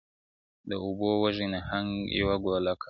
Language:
Pashto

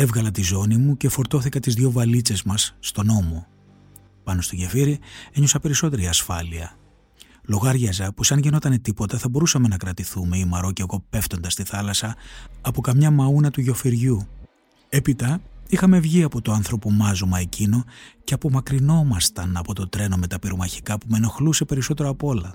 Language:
Greek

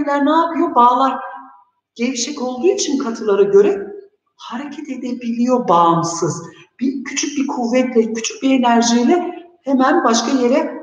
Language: Turkish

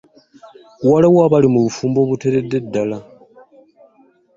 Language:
Ganda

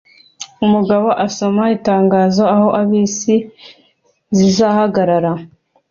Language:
Kinyarwanda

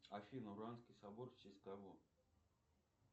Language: Russian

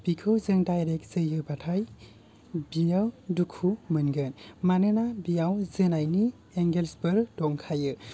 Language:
Bodo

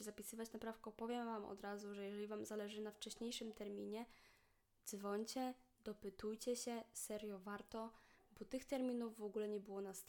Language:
Polish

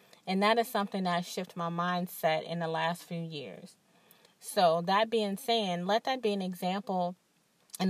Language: English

